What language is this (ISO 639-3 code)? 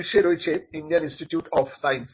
ben